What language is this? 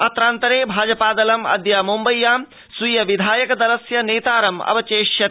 Sanskrit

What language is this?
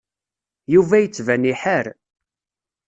Kabyle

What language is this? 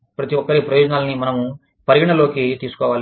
Telugu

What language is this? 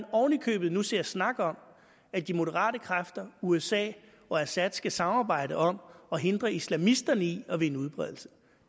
Danish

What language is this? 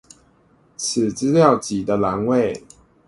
Chinese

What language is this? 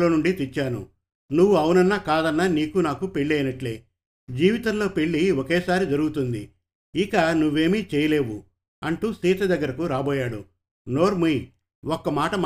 Telugu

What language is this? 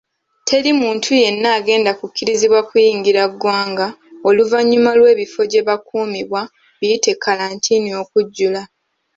Ganda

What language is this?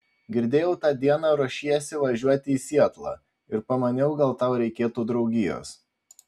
Lithuanian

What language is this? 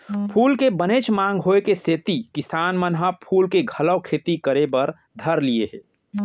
Chhattisgarhi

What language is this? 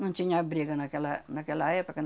Portuguese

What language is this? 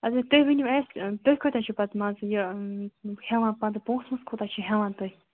Kashmiri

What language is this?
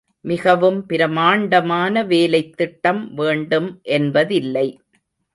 Tamil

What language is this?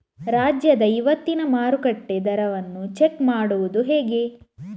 Kannada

